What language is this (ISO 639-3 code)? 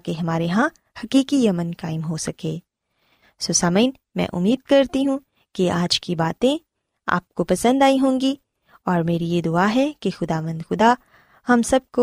urd